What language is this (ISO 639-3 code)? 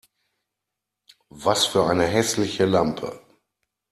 deu